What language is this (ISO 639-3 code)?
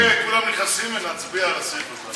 heb